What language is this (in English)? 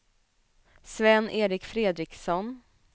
Swedish